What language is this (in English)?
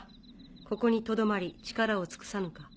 Japanese